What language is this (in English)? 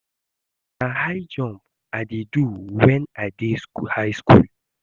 Nigerian Pidgin